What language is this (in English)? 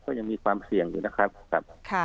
Thai